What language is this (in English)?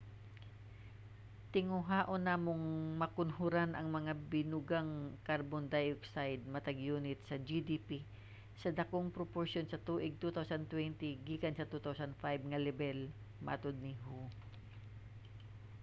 Cebuano